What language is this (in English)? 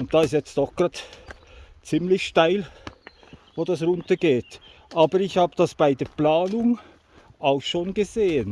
German